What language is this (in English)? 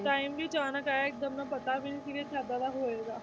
Punjabi